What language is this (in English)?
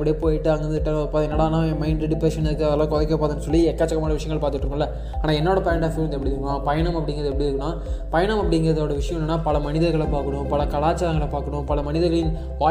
Tamil